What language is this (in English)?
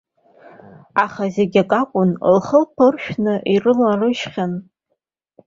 Abkhazian